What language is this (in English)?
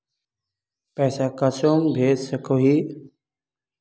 Magahi